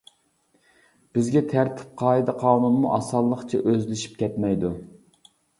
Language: Uyghur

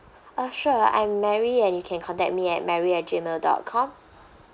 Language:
English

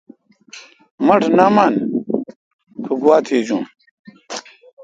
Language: Kalkoti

